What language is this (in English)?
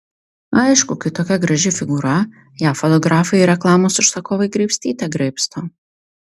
Lithuanian